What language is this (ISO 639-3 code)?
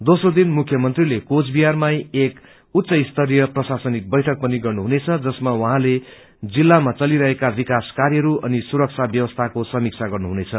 nep